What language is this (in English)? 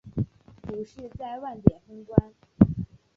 Chinese